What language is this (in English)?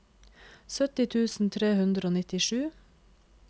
Norwegian